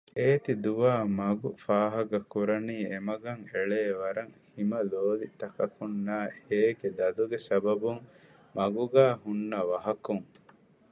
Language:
Divehi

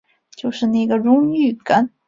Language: Chinese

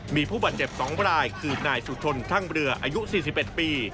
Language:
Thai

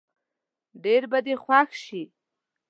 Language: Pashto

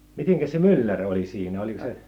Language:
Finnish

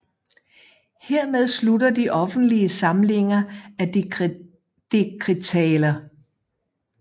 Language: Danish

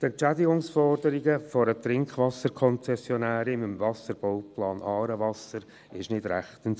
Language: Swiss German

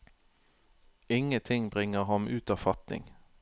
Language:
Norwegian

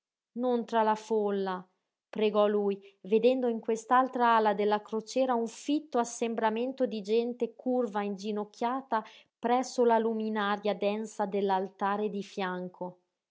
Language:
Italian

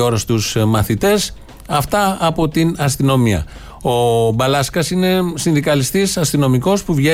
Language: Greek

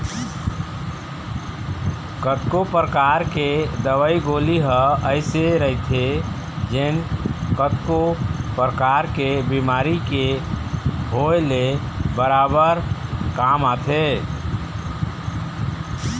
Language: Chhattisgarhi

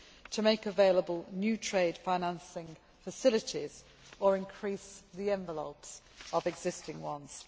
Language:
English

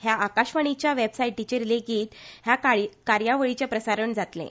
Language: Konkani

